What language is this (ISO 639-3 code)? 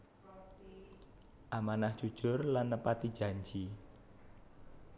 jav